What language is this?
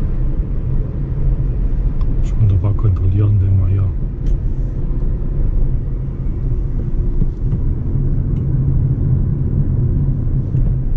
German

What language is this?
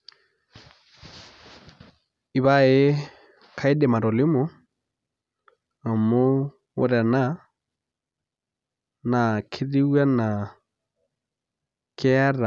Masai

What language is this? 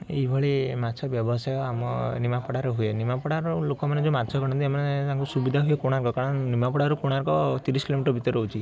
Odia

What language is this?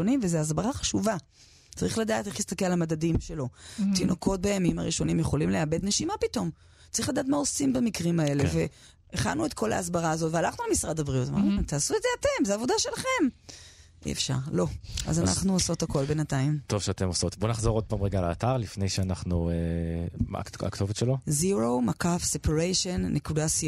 Hebrew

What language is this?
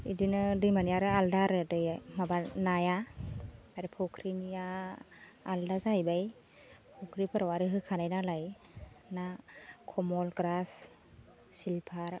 Bodo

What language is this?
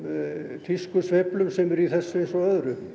Icelandic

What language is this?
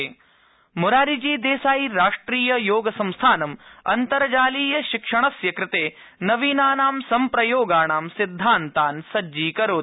Sanskrit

